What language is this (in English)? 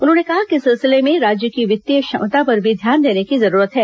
Hindi